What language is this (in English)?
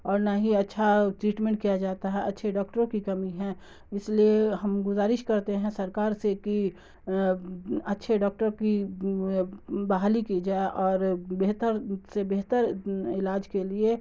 Urdu